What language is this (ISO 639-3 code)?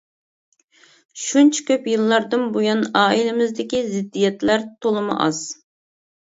uig